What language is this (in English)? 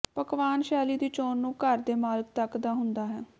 Punjabi